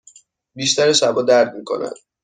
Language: Persian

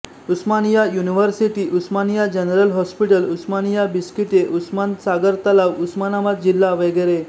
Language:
Marathi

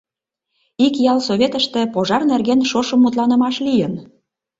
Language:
Mari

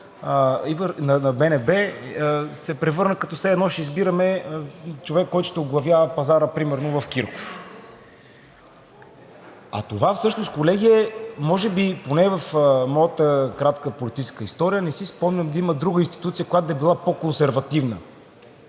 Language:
Bulgarian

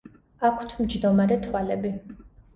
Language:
Georgian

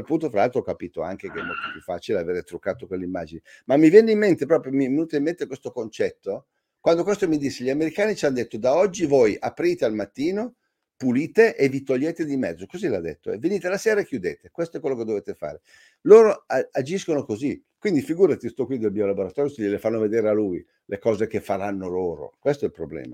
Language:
Italian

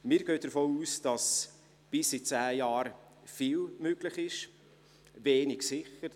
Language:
Swiss German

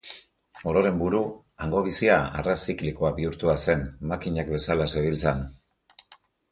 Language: Basque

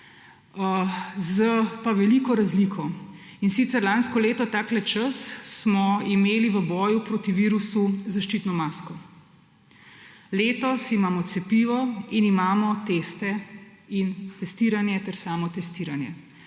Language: Slovenian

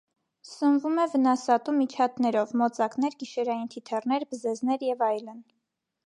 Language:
Armenian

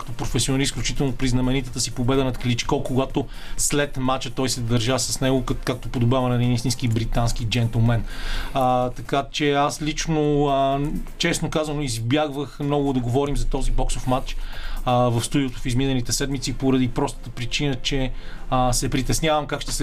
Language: Bulgarian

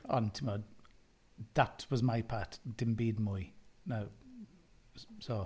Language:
Welsh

